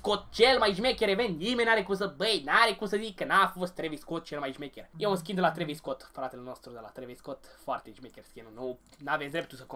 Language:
Romanian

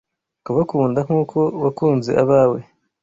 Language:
Kinyarwanda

